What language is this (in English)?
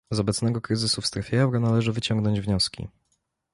Polish